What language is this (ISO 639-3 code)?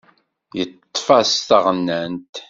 kab